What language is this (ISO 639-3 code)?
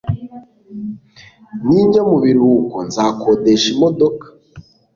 kin